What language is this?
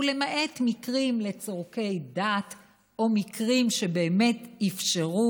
Hebrew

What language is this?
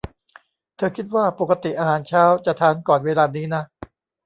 Thai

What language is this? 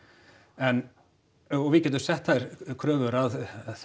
Icelandic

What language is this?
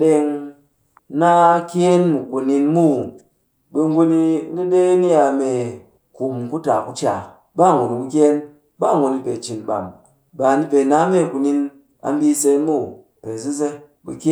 Cakfem-Mushere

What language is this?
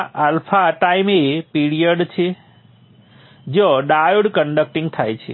Gujarati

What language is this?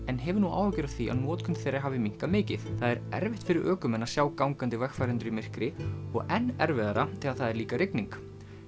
Icelandic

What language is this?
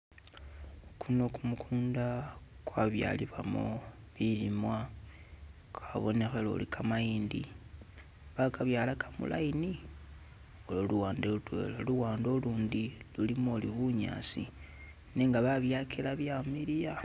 Masaaba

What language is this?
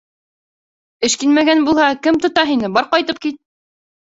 Bashkir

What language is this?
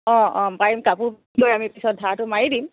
Assamese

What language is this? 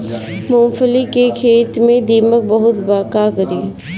Bhojpuri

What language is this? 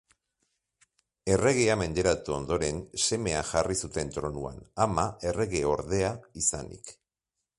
Basque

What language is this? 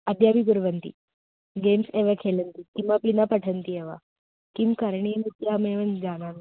Sanskrit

